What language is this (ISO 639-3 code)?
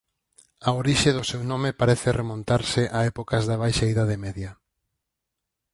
glg